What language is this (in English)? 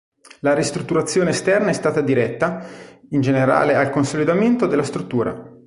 Italian